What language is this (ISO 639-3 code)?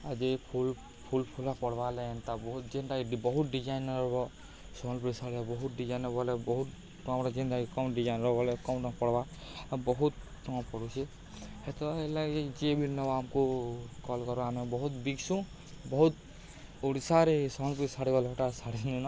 ori